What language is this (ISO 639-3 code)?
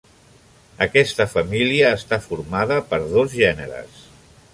cat